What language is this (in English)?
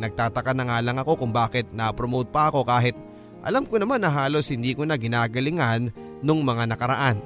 Filipino